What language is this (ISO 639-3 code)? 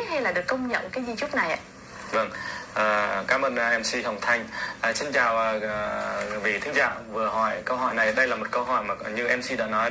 vie